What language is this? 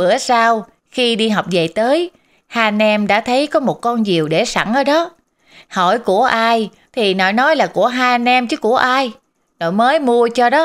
Vietnamese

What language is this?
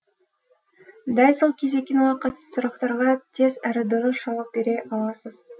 Kazakh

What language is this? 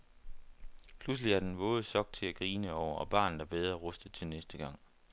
Danish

